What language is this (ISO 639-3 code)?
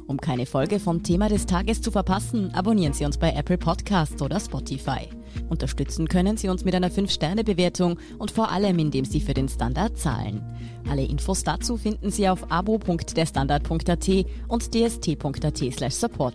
deu